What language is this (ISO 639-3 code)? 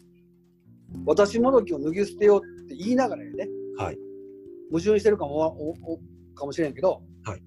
jpn